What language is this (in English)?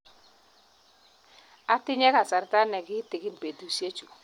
Kalenjin